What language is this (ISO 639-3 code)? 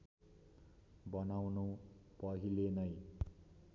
nep